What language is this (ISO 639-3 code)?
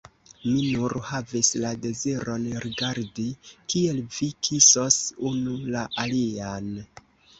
epo